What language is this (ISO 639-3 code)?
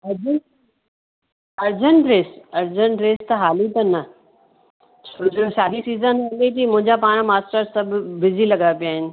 snd